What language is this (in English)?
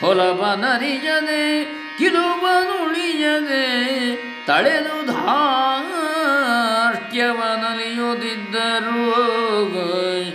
Kannada